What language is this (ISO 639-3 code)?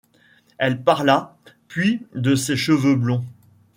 fra